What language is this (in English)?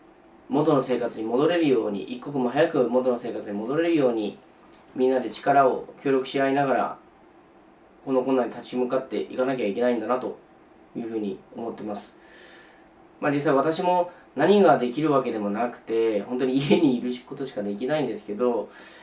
Japanese